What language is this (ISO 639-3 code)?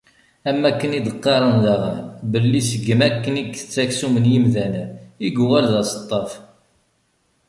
kab